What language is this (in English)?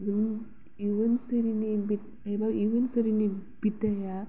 Bodo